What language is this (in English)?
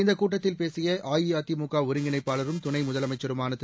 Tamil